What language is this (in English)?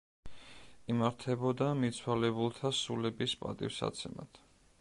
Georgian